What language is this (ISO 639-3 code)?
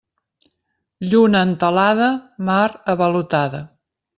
cat